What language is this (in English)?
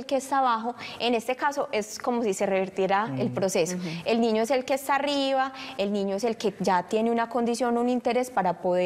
Spanish